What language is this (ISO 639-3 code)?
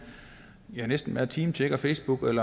dan